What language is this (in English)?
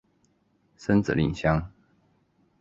Chinese